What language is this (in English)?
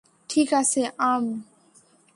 Bangla